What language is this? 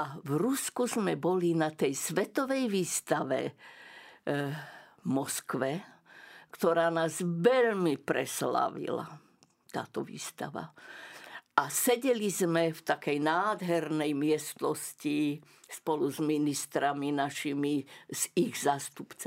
Slovak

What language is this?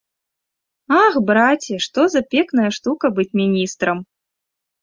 Belarusian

